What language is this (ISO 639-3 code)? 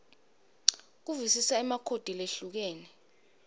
ssw